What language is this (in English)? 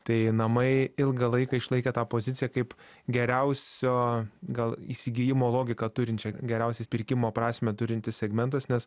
Lithuanian